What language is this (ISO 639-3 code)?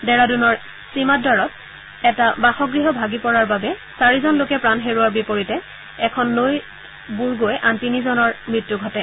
asm